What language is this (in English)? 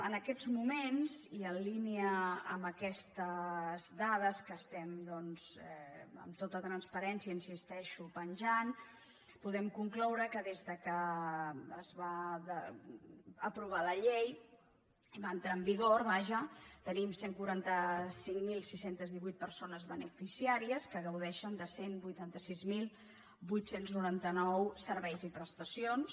Catalan